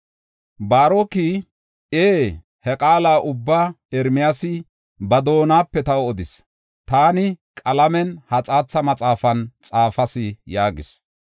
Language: Gofa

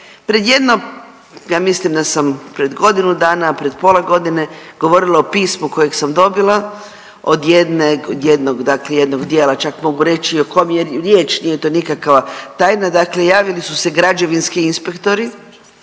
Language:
Croatian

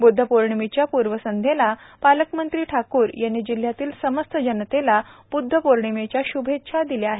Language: Marathi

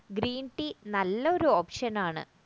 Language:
Malayalam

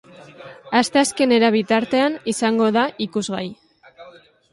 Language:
Basque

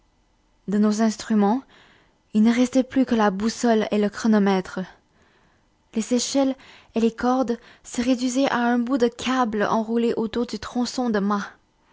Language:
French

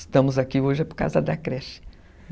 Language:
Portuguese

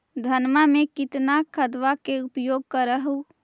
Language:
Magahi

